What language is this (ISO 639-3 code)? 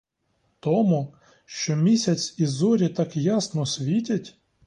ukr